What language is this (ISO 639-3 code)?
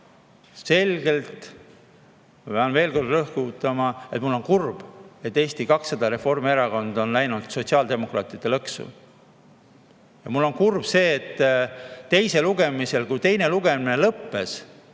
est